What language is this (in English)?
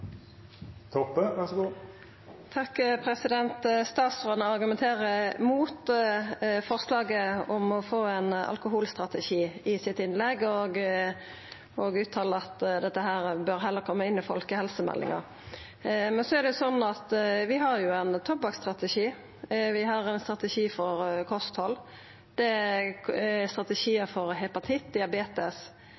Norwegian Nynorsk